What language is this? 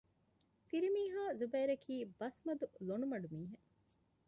Divehi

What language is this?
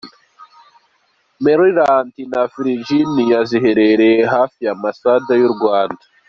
Kinyarwanda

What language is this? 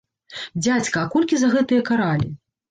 Belarusian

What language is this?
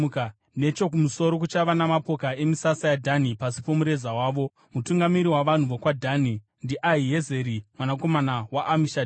Shona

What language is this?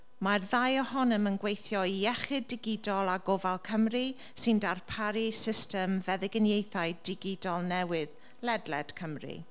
Welsh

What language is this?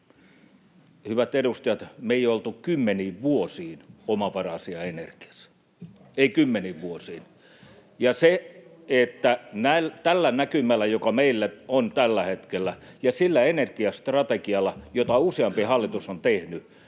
Finnish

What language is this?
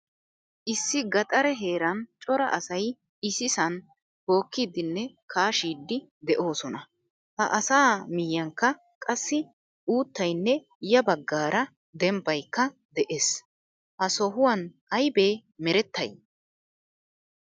Wolaytta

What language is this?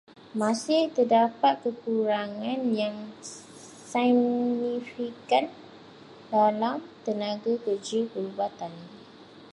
Malay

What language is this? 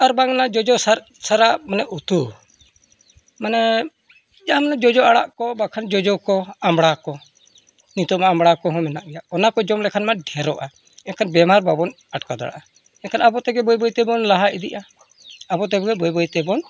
Santali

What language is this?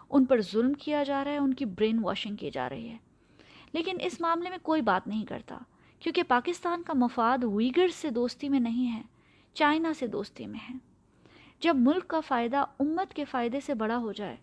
Urdu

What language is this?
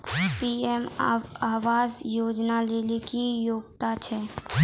Maithili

